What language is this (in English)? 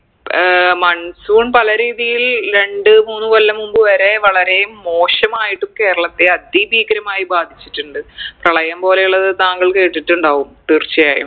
Malayalam